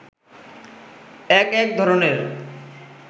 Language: Bangla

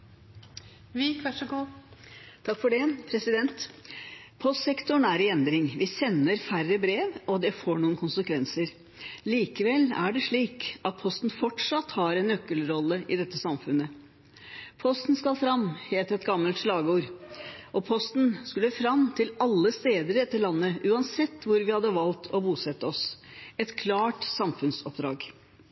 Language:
Norwegian Bokmål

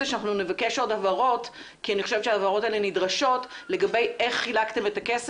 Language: Hebrew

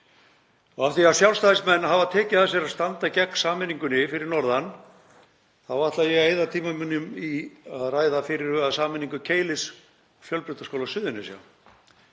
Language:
Icelandic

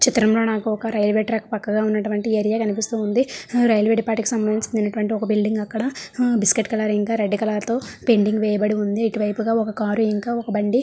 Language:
Telugu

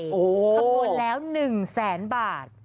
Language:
Thai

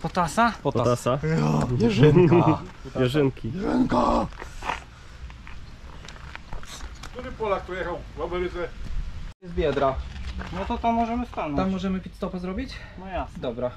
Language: Polish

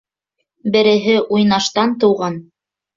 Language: Bashkir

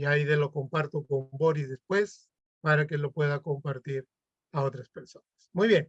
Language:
Spanish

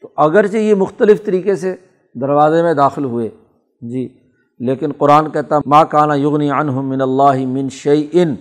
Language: Urdu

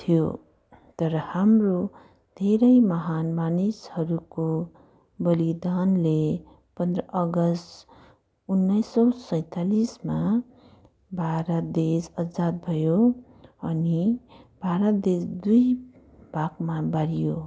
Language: Nepali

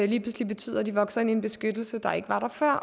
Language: Danish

